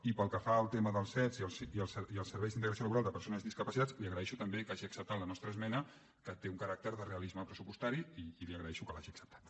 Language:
Catalan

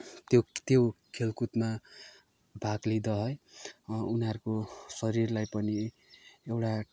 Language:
Nepali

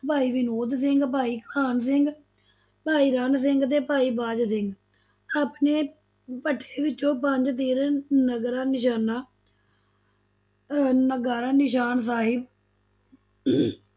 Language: Punjabi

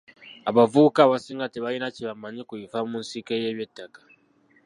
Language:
Ganda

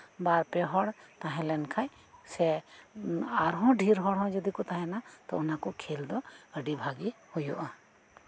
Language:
Santali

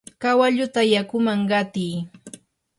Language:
Yanahuanca Pasco Quechua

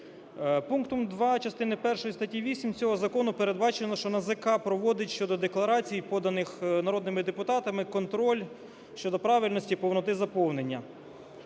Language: Ukrainian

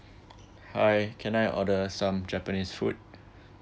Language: English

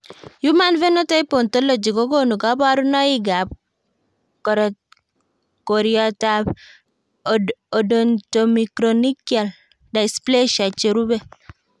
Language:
Kalenjin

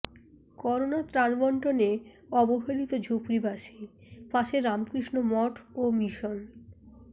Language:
Bangla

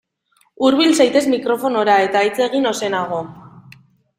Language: Basque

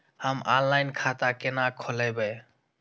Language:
Maithili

